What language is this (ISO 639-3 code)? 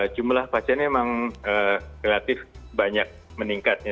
ind